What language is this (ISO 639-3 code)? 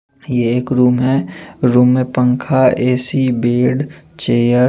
hin